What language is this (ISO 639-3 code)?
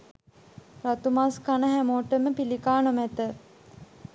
sin